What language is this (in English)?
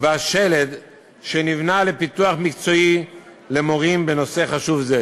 Hebrew